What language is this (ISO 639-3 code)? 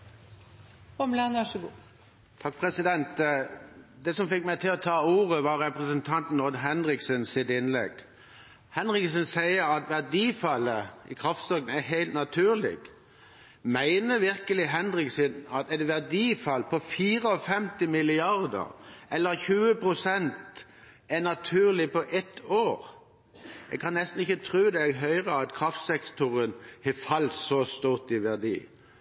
nob